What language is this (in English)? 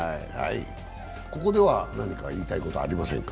Japanese